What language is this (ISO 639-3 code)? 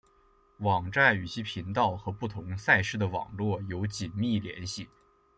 zho